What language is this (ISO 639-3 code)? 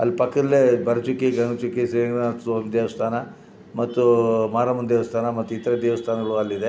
kan